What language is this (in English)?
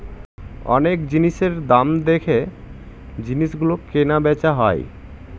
Bangla